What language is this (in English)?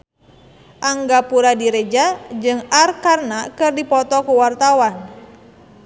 Sundanese